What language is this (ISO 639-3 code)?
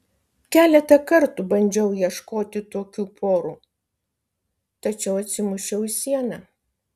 lit